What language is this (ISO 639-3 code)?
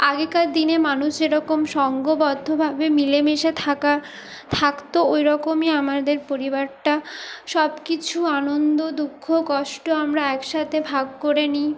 ben